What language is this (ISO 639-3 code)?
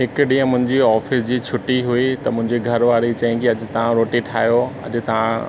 snd